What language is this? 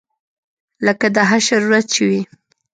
Pashto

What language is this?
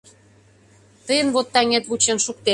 Mari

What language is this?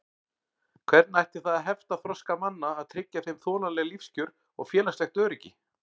Icelandic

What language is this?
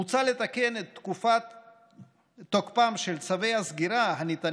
Hebrew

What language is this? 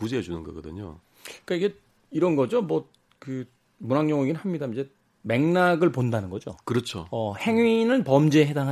Korean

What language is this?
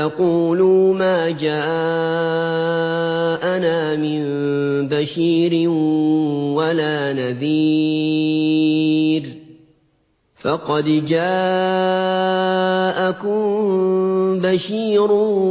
Arabic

